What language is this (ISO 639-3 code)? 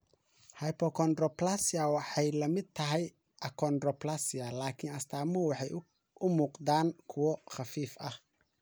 som